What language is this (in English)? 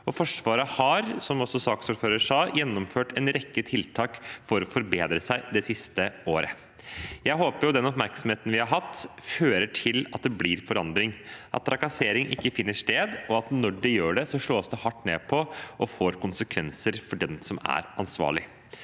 Norwegian